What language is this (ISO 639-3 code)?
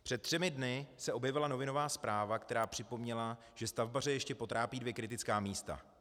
ces